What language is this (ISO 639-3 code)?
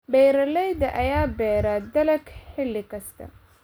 som